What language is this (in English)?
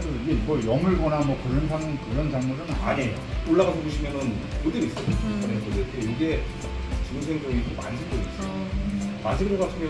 Korean